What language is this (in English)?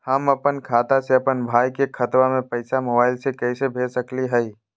Magahi